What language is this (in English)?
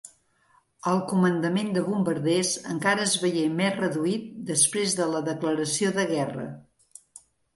Catalan